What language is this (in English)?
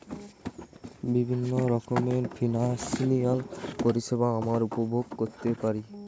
Bangla